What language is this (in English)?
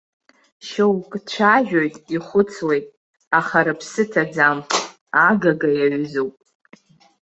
Abkhazian